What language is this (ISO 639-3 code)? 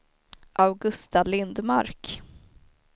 swe